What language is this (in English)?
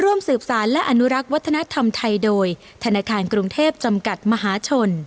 Thai